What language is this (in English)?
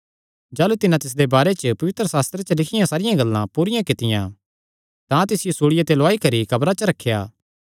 Kangri